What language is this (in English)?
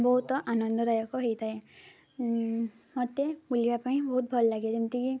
Odia